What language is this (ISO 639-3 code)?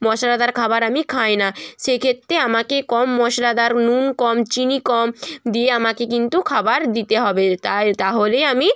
ben